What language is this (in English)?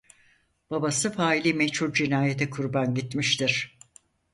Turkish